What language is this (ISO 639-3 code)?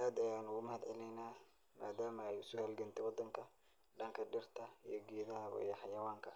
som